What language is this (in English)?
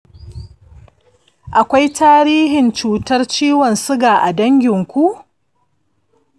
Hausa